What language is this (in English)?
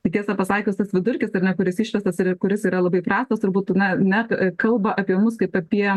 Lithuanian